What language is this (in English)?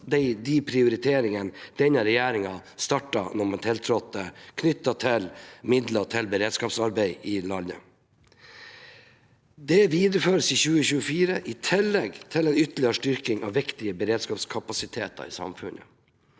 Norwegian